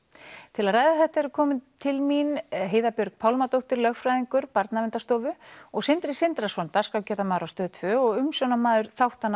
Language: Icelandic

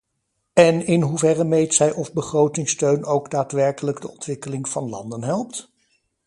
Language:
Dutch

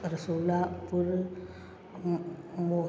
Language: Sindhi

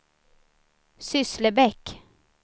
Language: Swedish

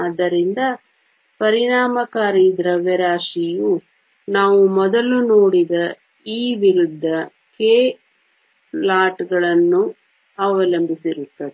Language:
Kannada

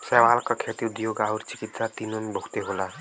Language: Bhojpuri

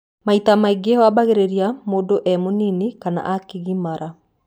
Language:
Kikuyu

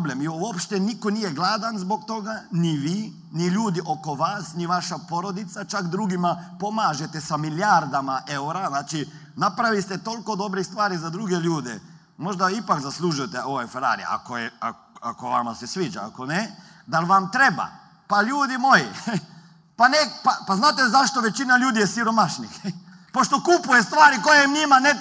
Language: Croatian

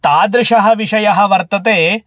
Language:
Sanskrit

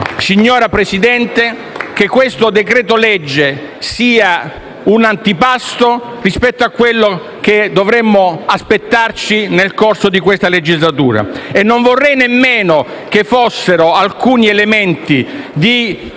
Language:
Italian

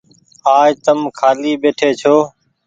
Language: Goaria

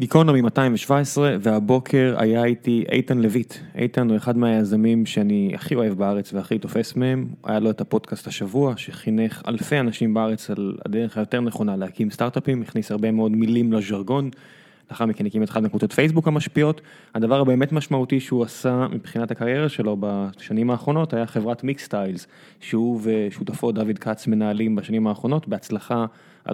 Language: Hebrew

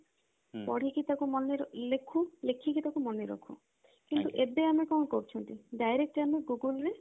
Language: Odia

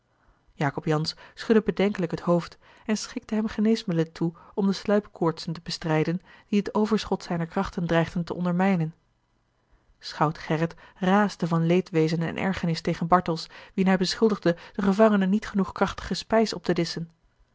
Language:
Dutch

